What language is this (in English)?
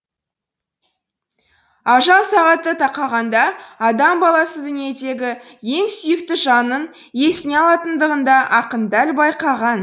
Kazakh